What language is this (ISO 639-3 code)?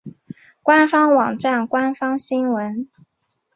zho